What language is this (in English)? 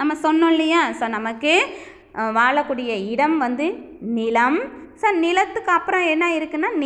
Hindi